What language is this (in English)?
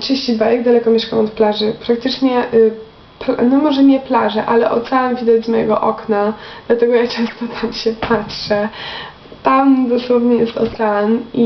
Polish